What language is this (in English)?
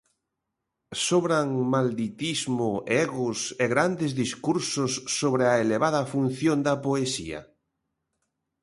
Galician